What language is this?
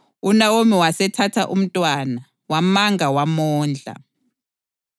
North Ndebele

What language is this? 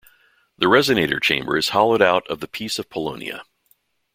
English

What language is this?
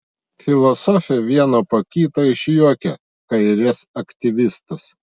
Lithuanian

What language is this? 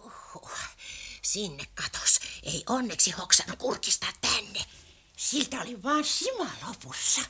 Finnish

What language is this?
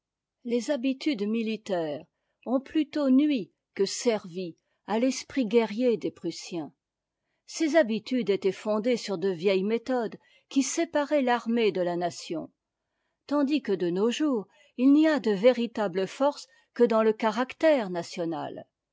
French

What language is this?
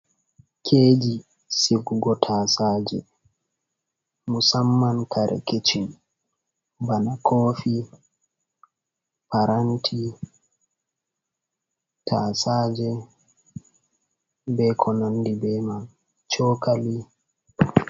Fula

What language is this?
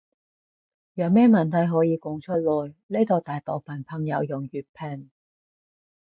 Cantonese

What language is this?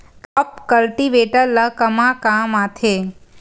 Chhattisgarhi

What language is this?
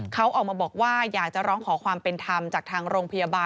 Thai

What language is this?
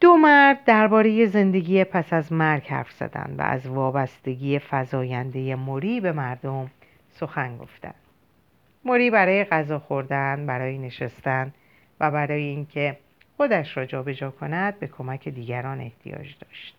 Persian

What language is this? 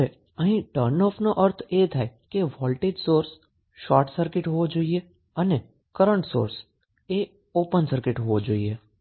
Gujarati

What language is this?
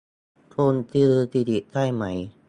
Thai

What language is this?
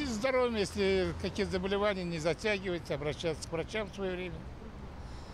Russian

